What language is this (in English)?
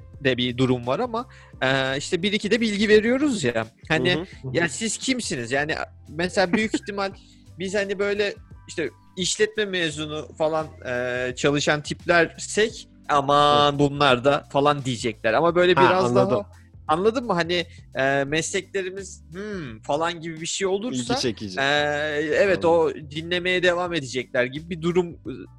Turkish